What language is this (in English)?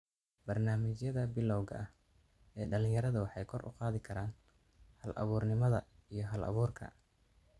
Somali